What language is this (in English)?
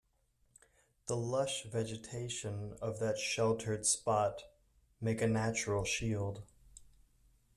English